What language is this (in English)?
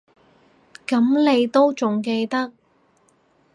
Cantonese